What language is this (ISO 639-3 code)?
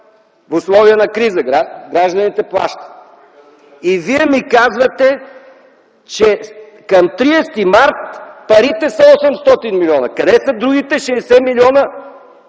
bul